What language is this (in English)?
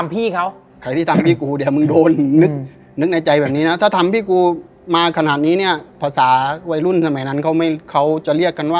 Thai